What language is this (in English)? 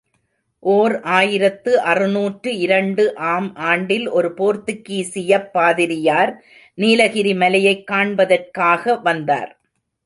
Tamil